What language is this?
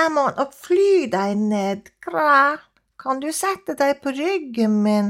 Danish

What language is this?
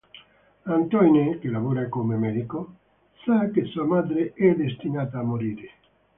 Italian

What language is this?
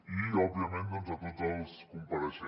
Catalan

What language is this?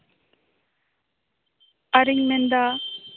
Santali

